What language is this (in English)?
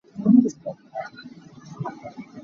Hakha Chin